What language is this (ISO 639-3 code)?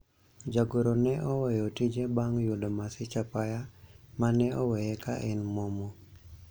luo